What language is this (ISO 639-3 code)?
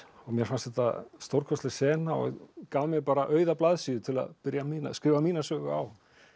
isl